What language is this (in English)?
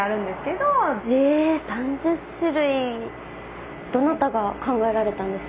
Japanese